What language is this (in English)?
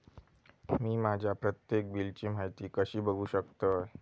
Marathi